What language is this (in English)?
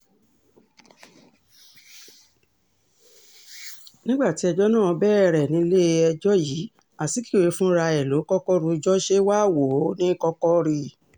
Yoruba